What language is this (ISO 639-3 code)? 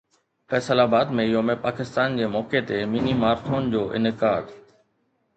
snd